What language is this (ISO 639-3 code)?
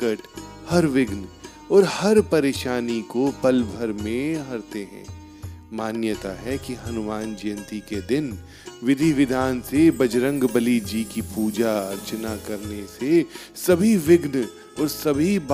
hin